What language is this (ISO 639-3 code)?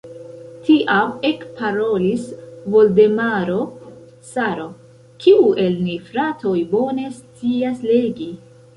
epo